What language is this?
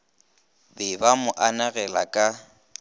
Northern Sotho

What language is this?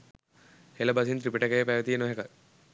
Sinhala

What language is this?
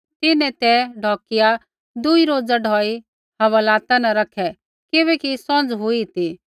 Kullu Pahari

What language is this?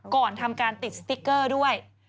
Thai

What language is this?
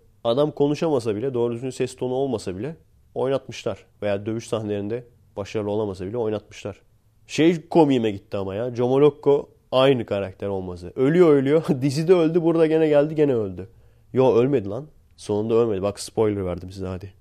Turkish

